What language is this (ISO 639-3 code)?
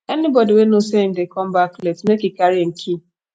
pcm